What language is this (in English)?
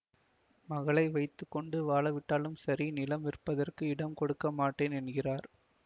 Tamil